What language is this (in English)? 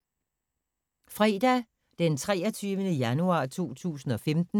Danish